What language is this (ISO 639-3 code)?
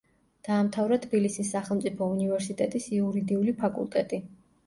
kat